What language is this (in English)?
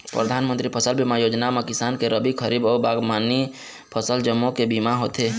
Chhattisgarhi